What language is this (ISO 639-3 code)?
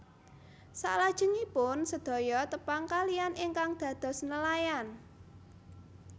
jav